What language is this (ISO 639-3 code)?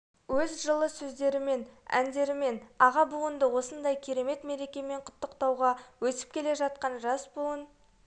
kaz